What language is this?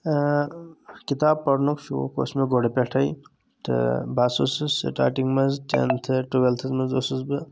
Kashmiri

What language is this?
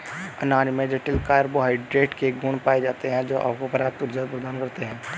Hindi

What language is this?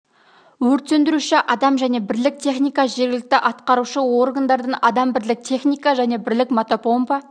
Kazakh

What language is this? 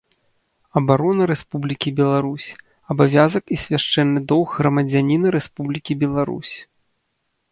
Belarusian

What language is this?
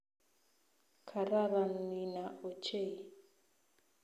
Kalenjin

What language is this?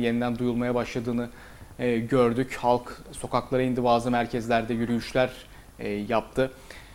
Turkish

